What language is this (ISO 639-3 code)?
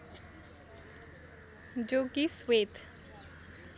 nep